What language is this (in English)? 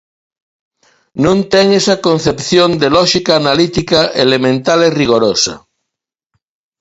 Galician